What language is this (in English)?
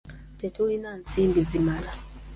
Ganda